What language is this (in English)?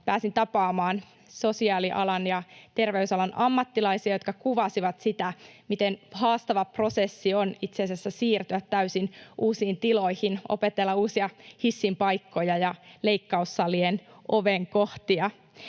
Finnish